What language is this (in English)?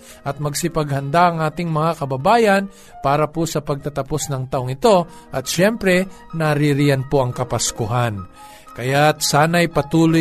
Filipino